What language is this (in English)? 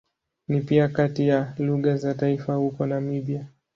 Swahili